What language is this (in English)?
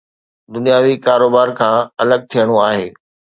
Sindhi